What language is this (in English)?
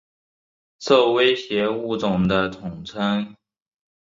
Chinese